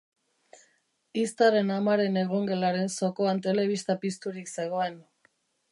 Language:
Basque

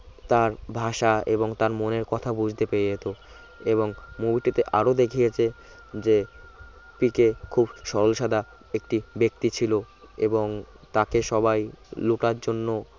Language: Bangla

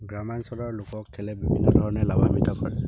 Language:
Assamese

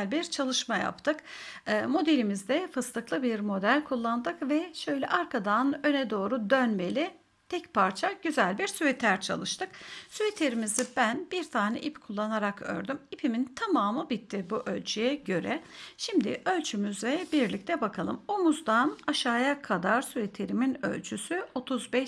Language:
Turkish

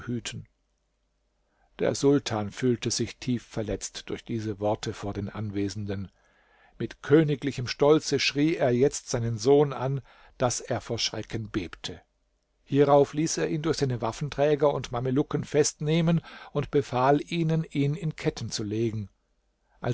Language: German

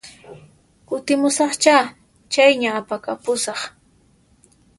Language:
Puno Quechua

